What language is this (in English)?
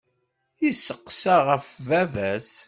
Kabyle